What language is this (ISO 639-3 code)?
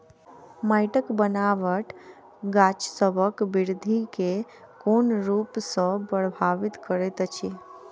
mai